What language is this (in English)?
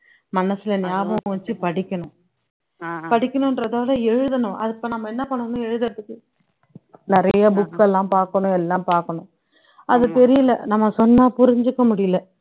Tamil